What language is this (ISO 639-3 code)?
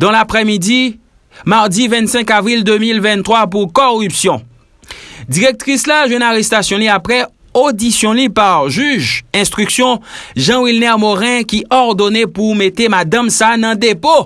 fra